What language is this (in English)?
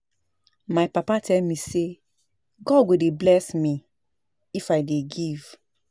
Nigerian Pidgin